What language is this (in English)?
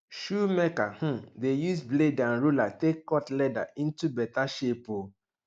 Nigerian Pidgin